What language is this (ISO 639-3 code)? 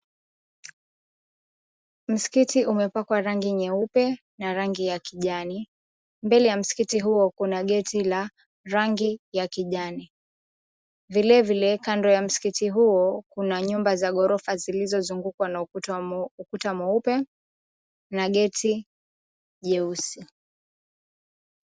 swa